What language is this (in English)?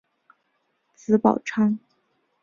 Chinese